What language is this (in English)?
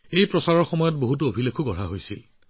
Assamese